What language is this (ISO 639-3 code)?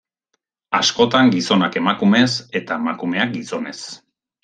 eus